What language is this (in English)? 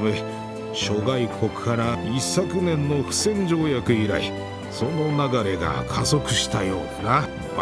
Japanese